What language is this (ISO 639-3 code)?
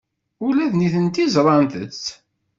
kab